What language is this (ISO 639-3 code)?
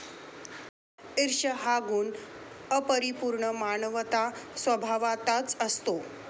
mar